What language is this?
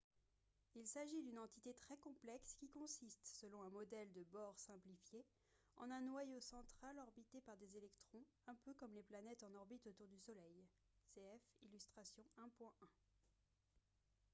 French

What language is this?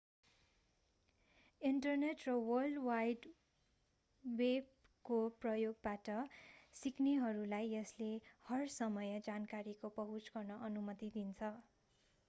Nepali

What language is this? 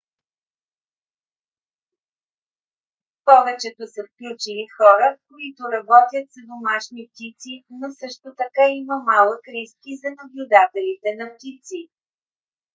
Bulgarian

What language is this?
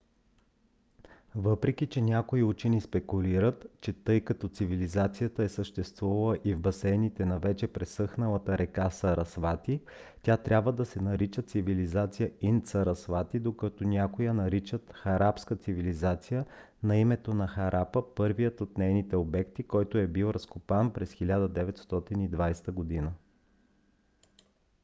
Bulgarian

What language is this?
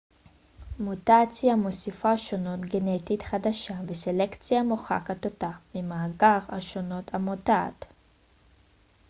Hebrew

